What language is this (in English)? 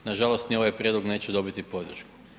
Croatian